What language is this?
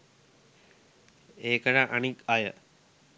Sinhala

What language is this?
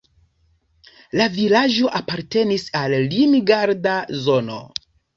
Esperanto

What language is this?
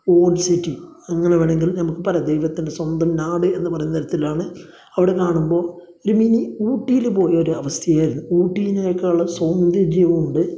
Malayalam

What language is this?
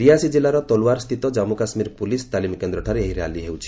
Odia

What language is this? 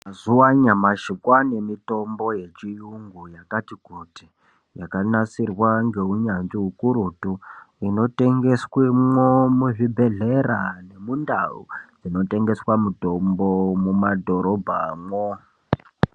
Ndau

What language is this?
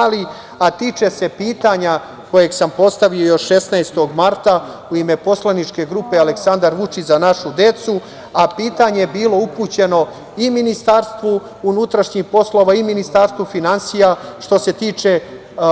Serbian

